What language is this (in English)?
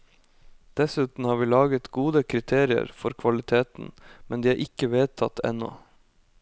Norwegian